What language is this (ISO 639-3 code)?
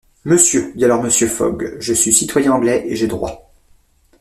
fra